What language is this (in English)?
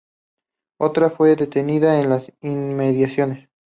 Spanish